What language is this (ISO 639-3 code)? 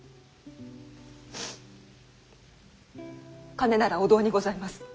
jpn